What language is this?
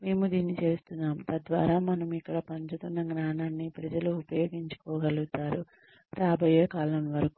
Telugu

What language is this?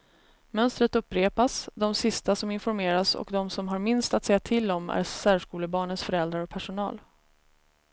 Swedish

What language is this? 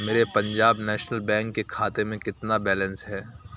Urdu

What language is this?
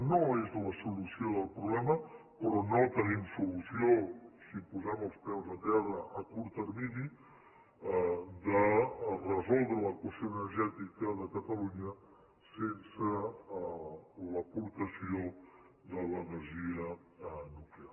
Catalan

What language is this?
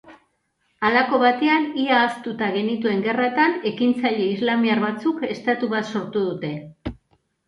Basque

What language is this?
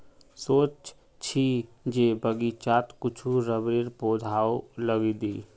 Magahi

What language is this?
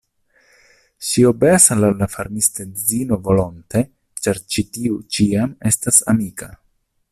Esperanto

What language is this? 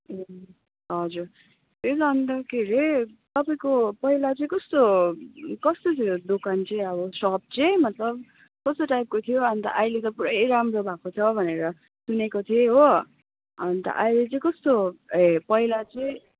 Nepali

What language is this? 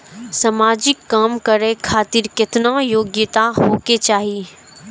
Maithili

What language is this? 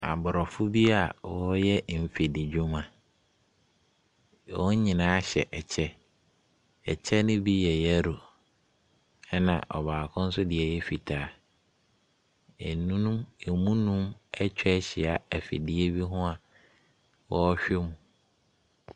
Akan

